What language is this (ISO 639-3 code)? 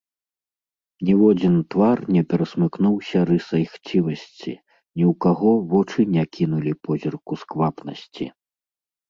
bel